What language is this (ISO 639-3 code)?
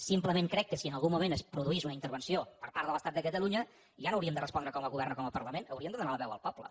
cat